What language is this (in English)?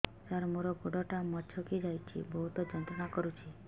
Odia